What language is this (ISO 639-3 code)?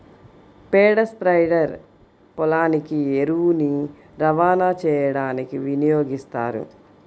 tel